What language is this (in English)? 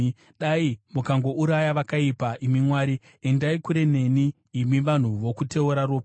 Shona